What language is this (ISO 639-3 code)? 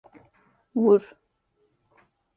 tur